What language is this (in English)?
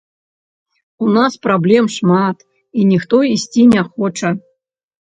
Belarusian